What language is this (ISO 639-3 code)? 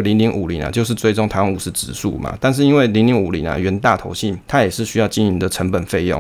zho